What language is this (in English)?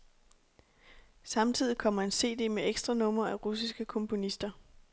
Danish